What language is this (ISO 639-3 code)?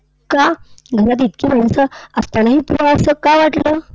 mar